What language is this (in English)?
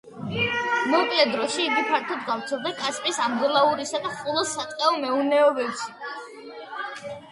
Georgian